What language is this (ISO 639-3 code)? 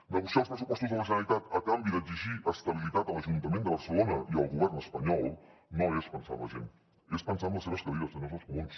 cat